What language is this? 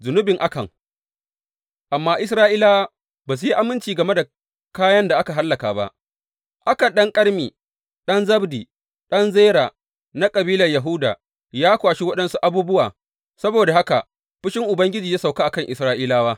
Hausa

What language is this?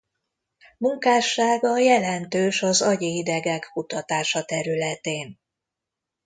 Hungarian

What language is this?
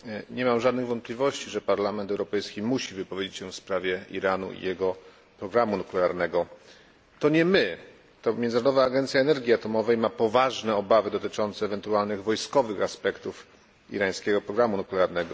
Polish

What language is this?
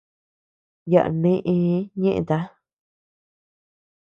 Tepeuxila Cuicatec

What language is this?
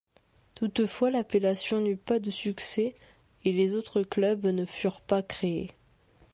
French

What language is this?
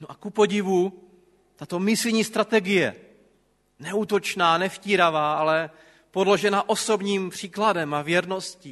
Czech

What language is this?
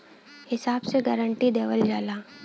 Bhojpuri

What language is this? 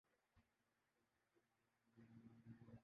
Urdu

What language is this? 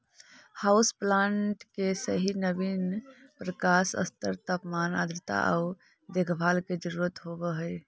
Magahi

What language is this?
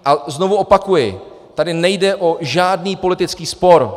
Czech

